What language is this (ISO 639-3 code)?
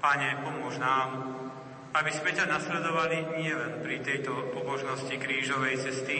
slk